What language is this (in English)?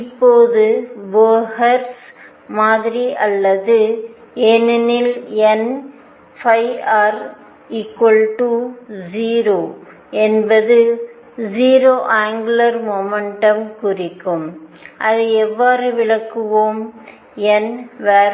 Tamil